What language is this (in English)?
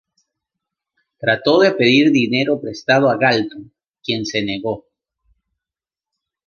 Spanish